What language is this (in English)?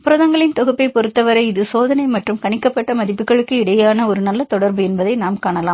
Tamil